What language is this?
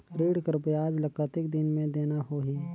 Chhattisgarhi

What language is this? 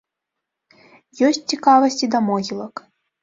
Belarusian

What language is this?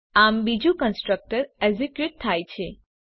Gujarati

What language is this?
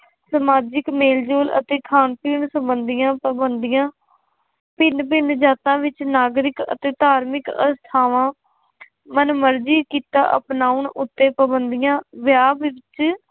Punjabi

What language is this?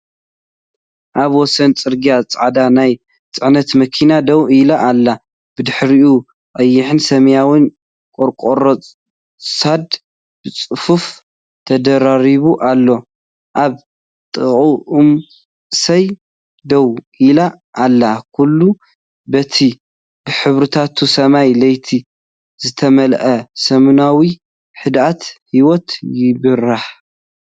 Tigrinya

